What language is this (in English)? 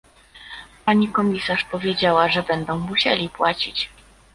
Polish